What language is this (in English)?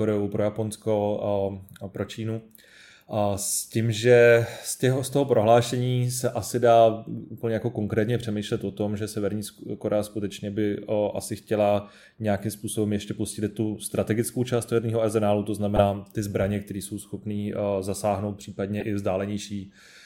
Czech